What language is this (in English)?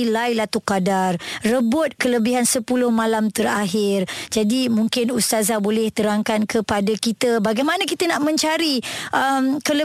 Malay